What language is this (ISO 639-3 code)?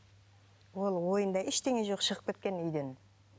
kaz